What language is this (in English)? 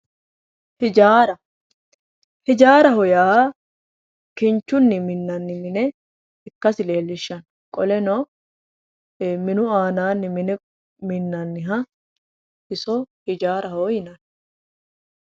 Sidamo